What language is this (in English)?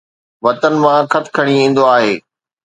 Sindhi